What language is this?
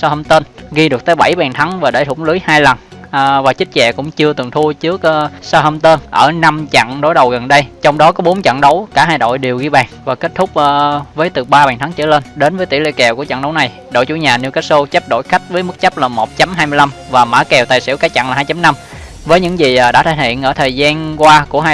Vietnamese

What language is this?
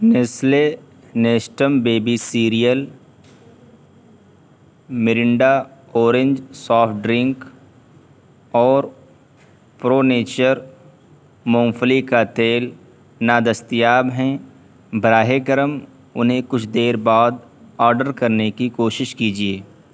Urdu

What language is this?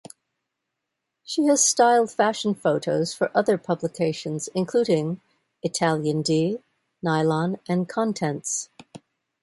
English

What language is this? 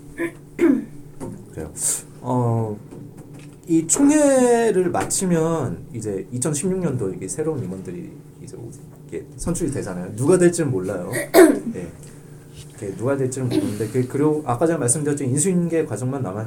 Korean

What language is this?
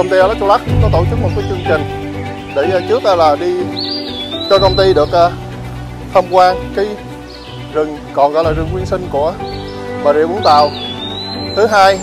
Vietnamese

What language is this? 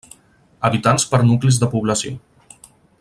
Catalan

